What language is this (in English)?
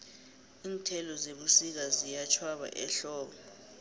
South Ndebele